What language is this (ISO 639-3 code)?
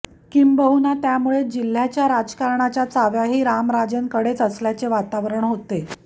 mar